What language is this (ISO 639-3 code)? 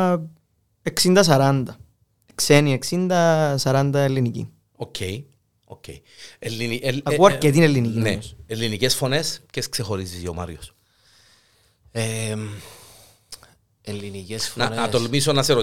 ell